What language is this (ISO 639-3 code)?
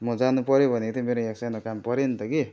nep